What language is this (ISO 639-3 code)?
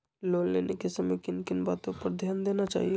mag